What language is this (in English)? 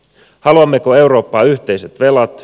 Finnish